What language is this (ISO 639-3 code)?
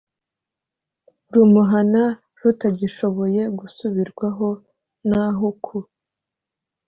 kin